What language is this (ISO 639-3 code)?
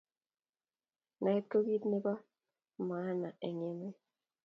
kln